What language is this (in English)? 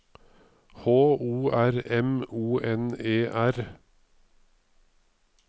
Norwegian